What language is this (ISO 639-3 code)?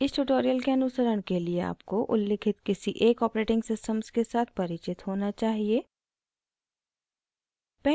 hin